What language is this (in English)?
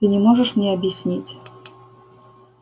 Russian